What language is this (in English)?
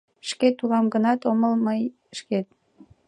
Mari